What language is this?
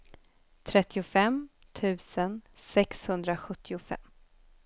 Swedish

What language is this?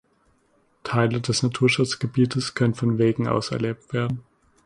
German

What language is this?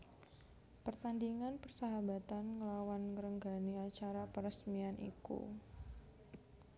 Javanese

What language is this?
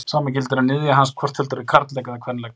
Icelandic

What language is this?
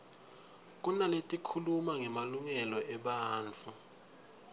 Swati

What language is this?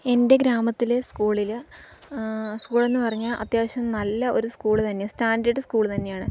Malayalam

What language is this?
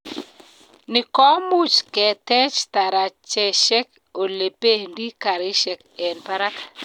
Kalenjin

